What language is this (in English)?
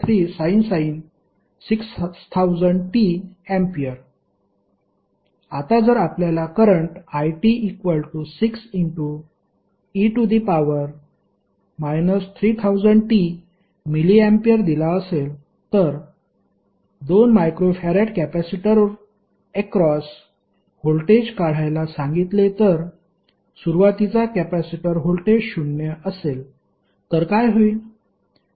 Marathi